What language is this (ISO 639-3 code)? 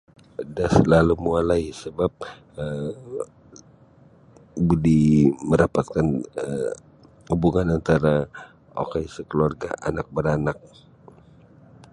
bsy